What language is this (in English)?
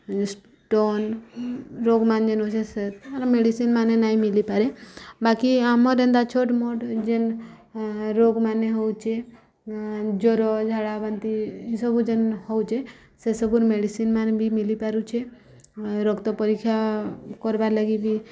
Odia